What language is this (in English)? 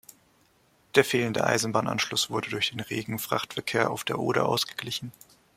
German